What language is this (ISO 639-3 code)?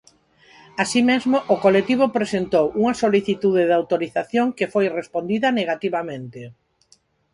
glg